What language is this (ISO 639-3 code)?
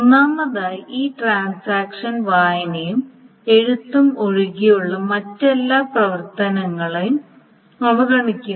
mal